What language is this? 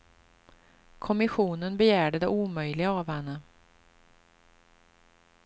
Swedish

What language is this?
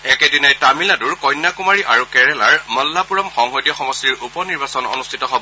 Assamese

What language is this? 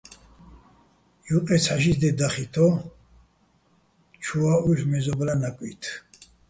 Bats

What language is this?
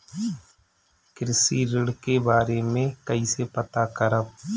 Bhojpuri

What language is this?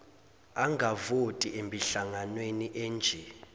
Zulu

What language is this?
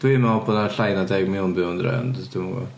Welsh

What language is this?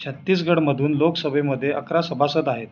Marathi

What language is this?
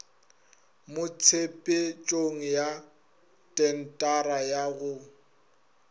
Northern Sotho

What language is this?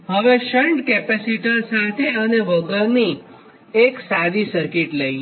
Gujarati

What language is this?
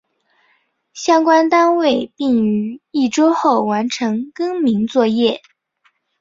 Chinese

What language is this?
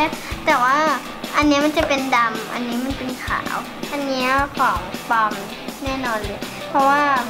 Thai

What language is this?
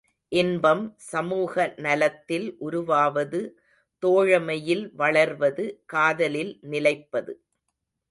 Tamil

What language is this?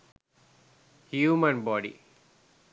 Sinhala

